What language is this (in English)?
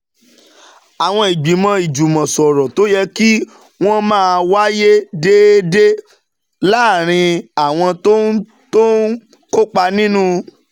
Yoruba